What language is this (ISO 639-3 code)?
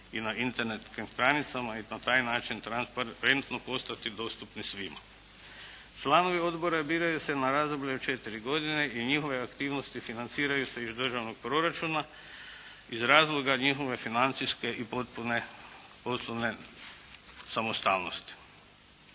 hrv